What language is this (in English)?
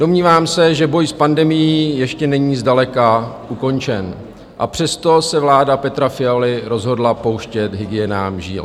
Czech